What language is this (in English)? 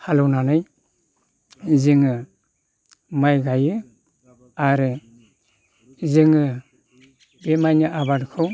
Bodo